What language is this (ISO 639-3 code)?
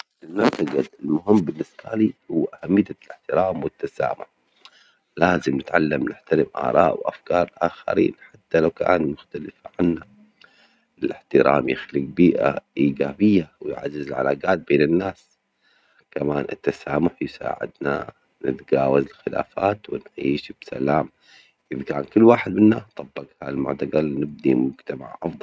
acx